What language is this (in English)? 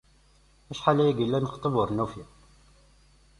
Kabyle